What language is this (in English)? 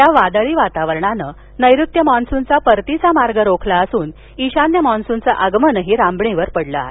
Marathi